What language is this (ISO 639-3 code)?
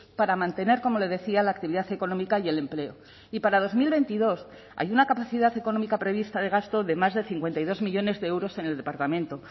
spa